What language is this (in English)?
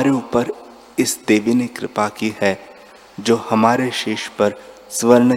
Hindi